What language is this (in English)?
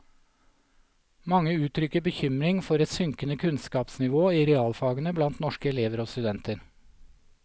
Norwegian